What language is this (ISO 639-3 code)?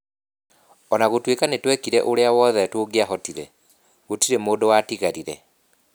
kik